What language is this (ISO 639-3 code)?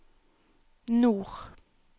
nor